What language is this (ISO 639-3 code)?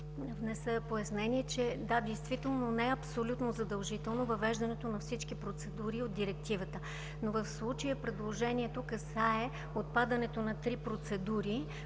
bul